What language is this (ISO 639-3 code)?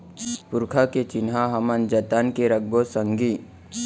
hne